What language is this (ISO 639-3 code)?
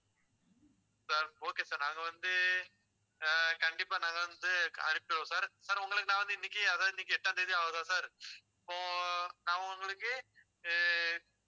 tam